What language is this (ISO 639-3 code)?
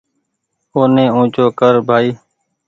gig